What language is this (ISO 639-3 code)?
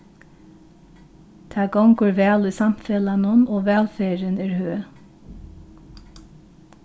fao